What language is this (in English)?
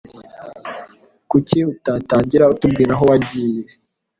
Kinyarwanda